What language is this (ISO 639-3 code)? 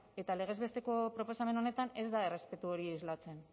eus